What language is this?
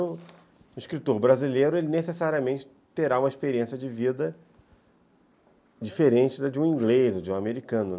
Portuguese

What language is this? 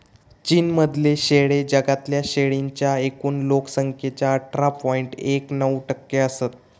Marathi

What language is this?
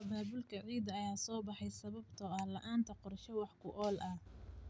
Somali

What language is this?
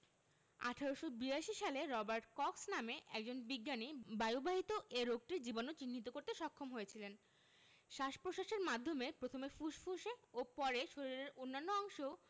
Bangla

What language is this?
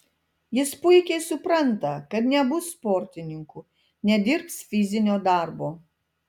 Lithuanian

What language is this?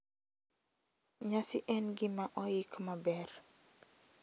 Luo (Kenya and Tanzania)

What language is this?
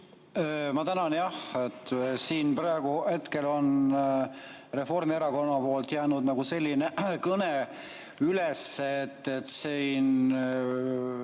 Estonian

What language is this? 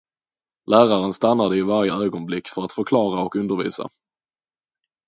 Swedish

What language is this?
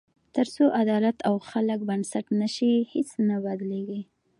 Pashto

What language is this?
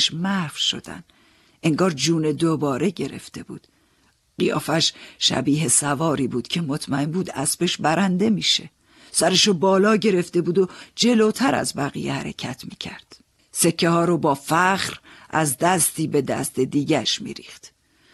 Persian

